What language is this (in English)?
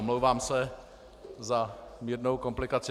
Czech